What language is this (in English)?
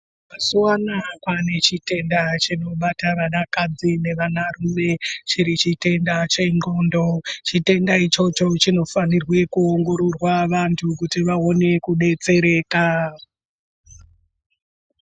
Ndau